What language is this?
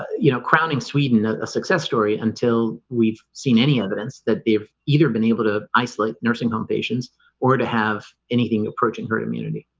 English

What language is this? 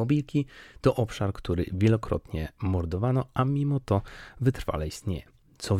Polish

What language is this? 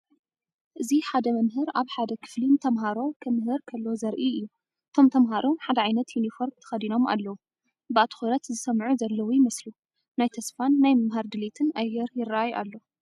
Tigrinya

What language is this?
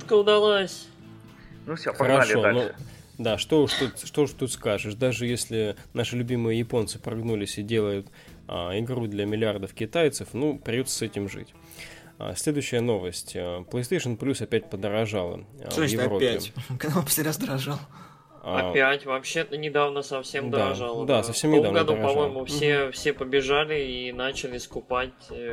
Russian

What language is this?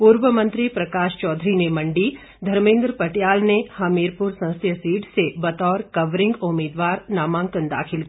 Hindi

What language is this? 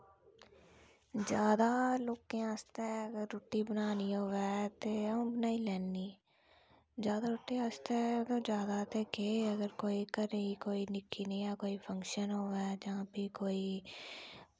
Dogri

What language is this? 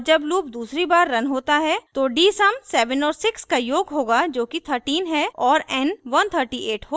Hindi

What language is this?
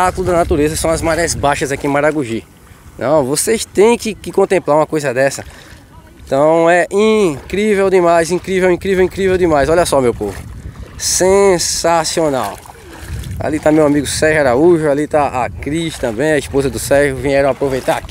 Portuguese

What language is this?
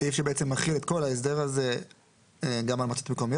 Hebrew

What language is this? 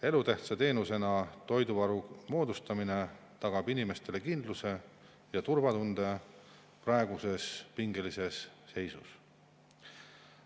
Estonian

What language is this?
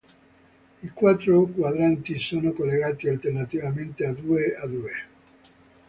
Italian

